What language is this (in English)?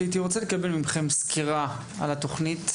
Hebrew